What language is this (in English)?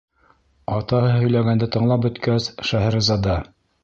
Bashkir